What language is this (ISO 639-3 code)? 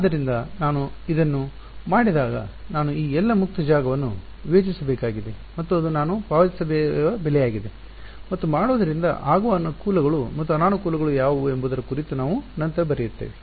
kan